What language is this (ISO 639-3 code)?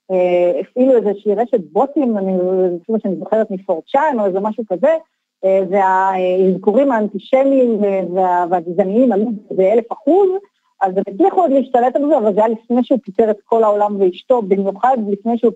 heb